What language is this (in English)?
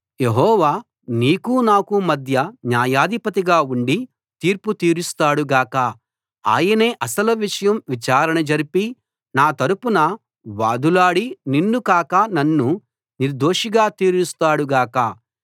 Telugu